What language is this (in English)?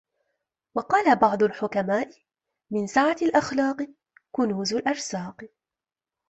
Arabic